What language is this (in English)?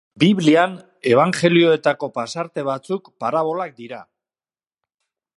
Basque